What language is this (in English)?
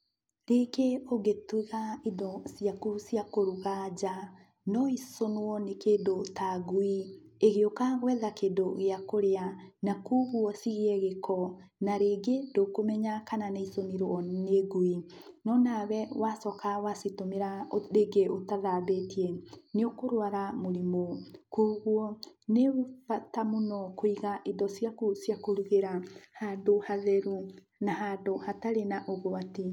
Kikuyu